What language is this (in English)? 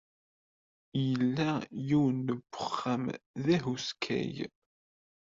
Kabyle